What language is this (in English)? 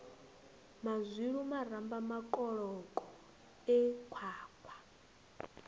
Venda